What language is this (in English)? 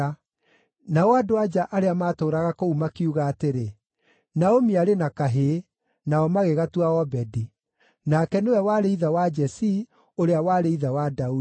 Kikuyu